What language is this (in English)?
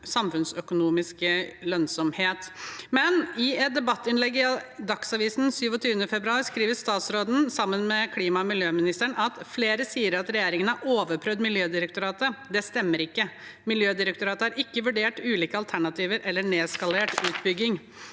Norwegian